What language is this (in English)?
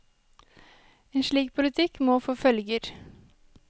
Norwegian